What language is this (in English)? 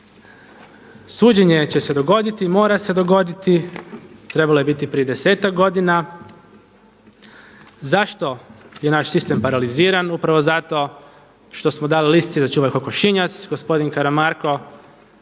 Croatian